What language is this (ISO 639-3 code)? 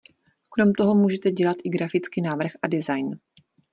ces